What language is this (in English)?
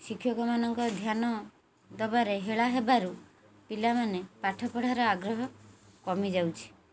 Odia